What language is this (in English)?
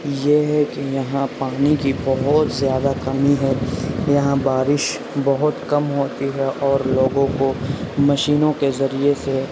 Urdu